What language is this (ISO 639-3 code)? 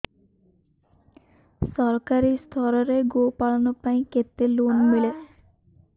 ori